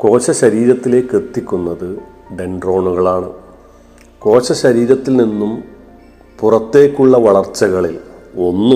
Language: Malayalam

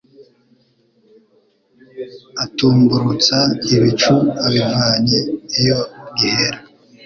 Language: Kinyarwanda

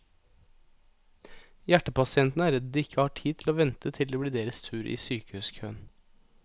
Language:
Norwegian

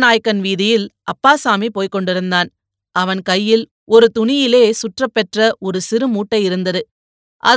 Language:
Tamil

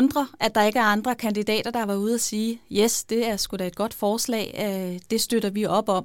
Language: Danish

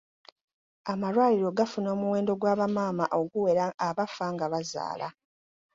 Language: Ganda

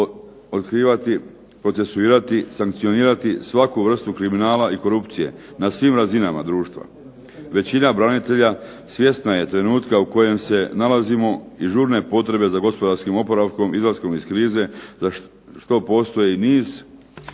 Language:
Croatian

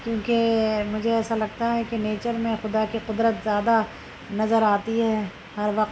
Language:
Urdu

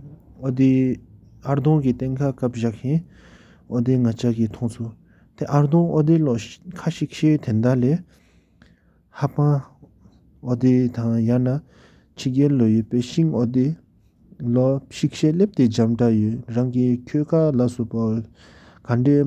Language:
Sikkimese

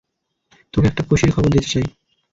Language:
Bangla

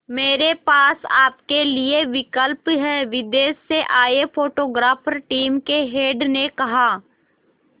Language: Hindi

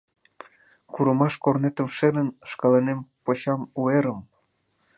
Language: Mari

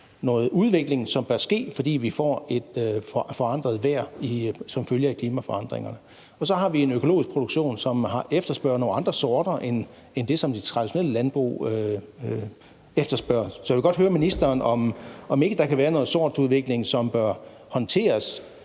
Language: Danish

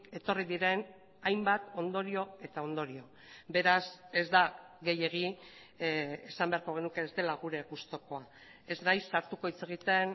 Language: Basque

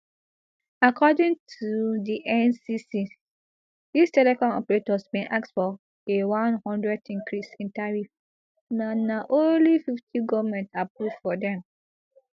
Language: Nigerian Pidgin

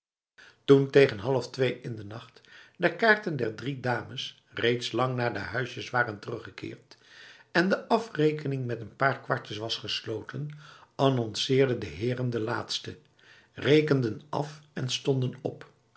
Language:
Dutch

